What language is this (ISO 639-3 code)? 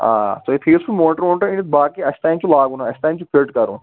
kas